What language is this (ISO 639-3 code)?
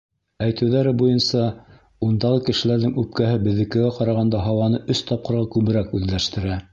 bak